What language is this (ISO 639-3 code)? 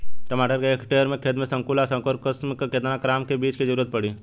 bho